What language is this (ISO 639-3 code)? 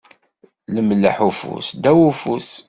kab